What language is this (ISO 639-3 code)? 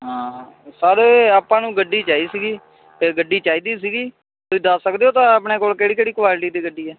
pan